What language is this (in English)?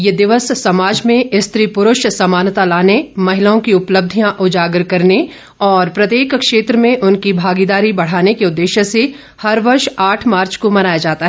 Hindi